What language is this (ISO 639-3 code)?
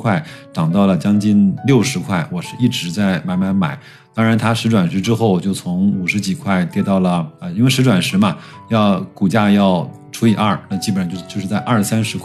zho